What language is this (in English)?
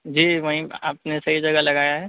Urdu